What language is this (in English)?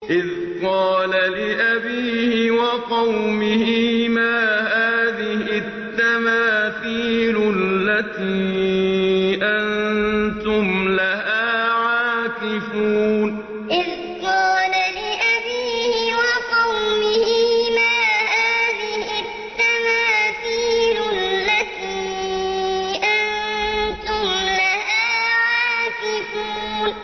Arabic